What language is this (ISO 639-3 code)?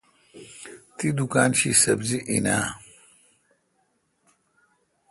xka